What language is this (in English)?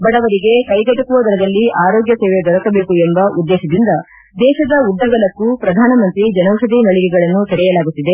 Kannada